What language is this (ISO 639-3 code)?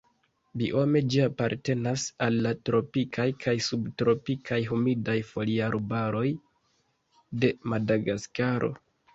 epo